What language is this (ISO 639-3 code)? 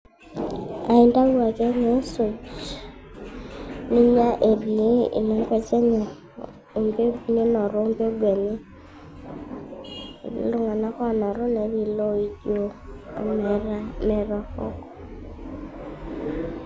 mas